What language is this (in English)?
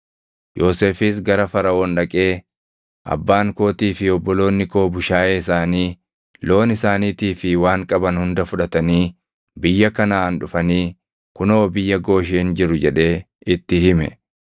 Oromo